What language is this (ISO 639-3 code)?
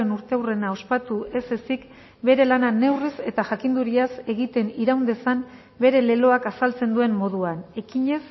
eus